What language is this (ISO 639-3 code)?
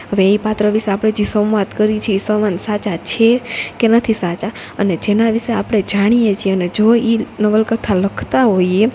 guj